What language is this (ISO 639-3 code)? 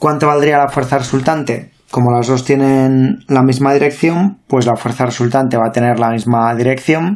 spa